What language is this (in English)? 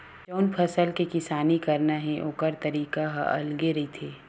Chhattisgarhi